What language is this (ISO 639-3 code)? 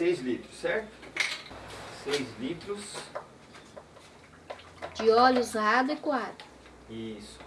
por